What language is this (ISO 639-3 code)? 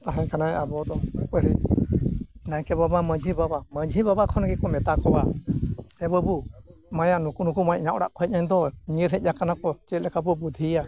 sat